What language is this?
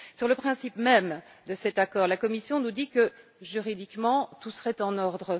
French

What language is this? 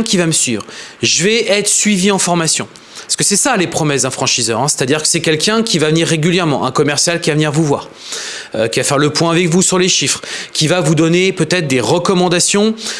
French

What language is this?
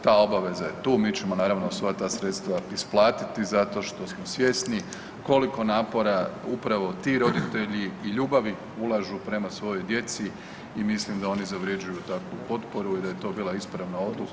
Croatian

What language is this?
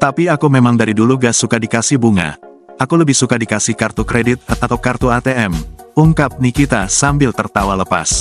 Indonesian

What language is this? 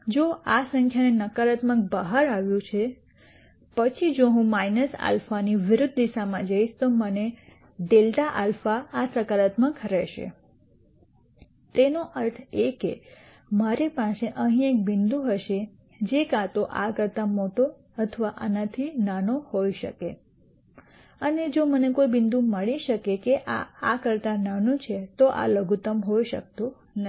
Gujarati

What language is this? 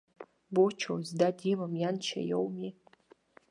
Abkhazian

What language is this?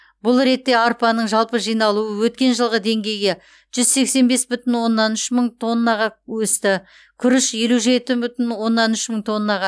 Kazakh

